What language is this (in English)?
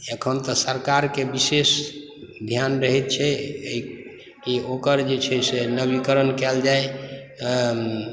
Maithili